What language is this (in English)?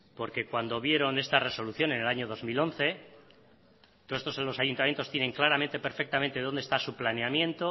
Spanish